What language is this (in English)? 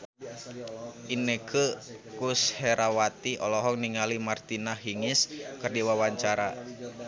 Sundanese